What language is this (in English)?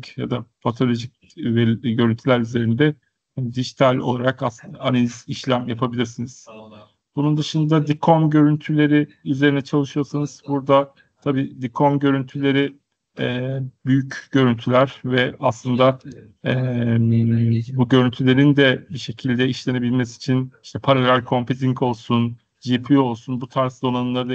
Turkish